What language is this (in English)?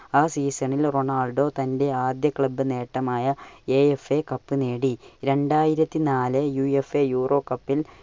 Malayalam